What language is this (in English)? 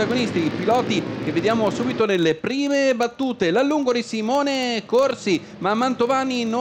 Italian